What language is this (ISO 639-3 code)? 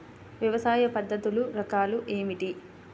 tel